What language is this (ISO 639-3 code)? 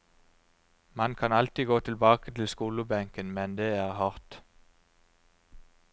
nor